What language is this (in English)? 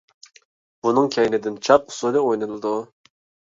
Uyghur